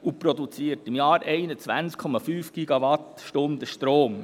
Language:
Swiss German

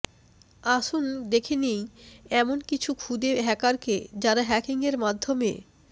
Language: Bangla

